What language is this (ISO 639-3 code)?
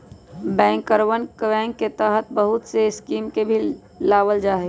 mag